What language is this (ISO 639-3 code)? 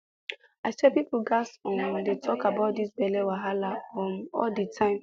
pcm